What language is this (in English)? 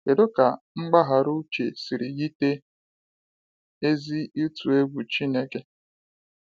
Igbo